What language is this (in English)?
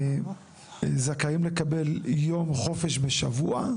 Hebrew